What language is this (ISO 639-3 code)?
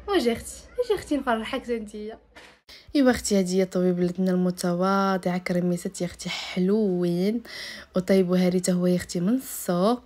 ara